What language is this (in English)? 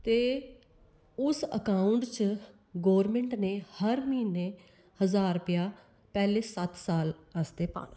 Dogri